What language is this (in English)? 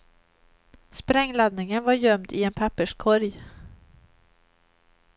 Swedish